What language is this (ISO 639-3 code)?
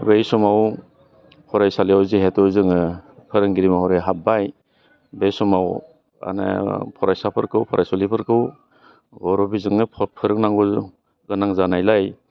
brx